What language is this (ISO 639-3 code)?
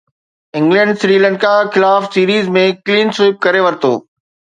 snd